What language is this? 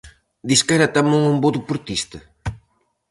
Galician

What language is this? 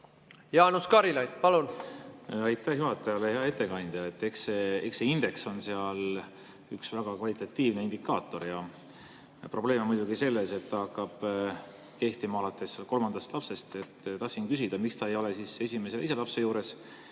Estonian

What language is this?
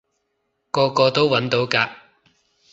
Cantonese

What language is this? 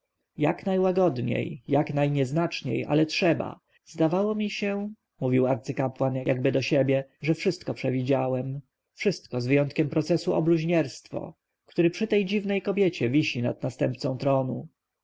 Polish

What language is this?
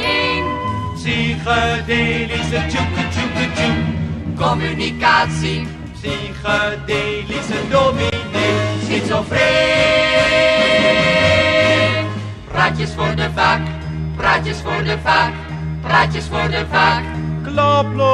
Dutch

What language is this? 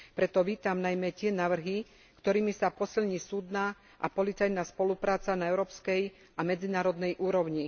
Slovak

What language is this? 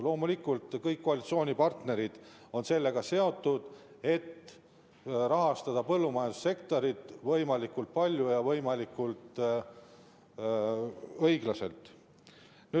Estonian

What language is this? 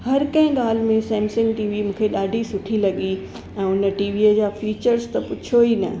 Sindhi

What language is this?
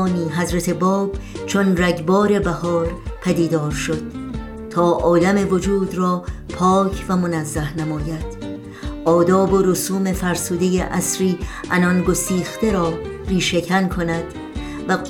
Persian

